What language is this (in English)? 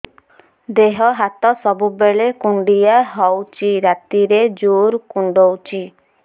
Odia